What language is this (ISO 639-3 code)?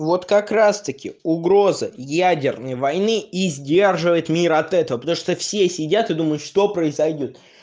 rus